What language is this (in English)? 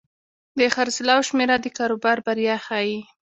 Pashto